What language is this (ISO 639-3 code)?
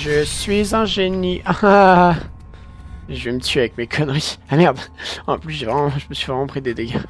fra